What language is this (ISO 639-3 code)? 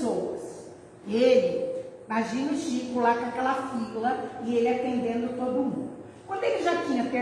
por